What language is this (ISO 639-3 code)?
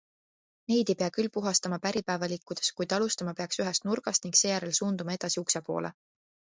est